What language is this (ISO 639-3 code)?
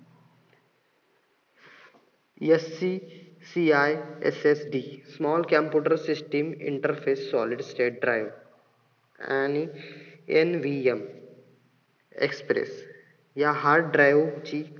mar